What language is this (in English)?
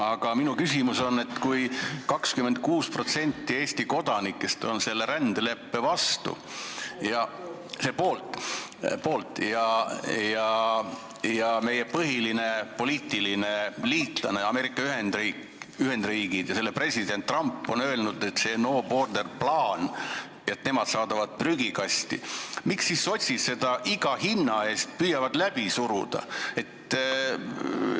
Estonian